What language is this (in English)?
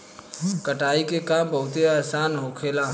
Bhojpuri